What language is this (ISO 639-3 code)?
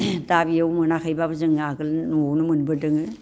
brx